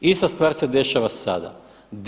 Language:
Croatian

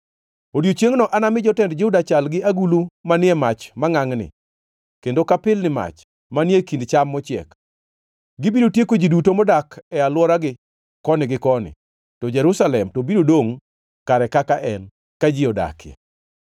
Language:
Luo (Kenya and Tanzania)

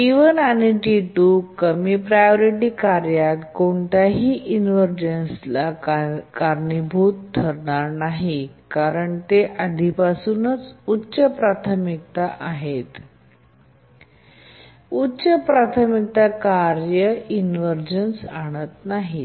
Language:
Marathi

